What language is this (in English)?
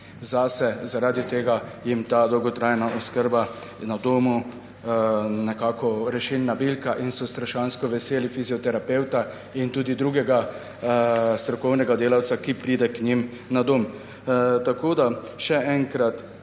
Slovenian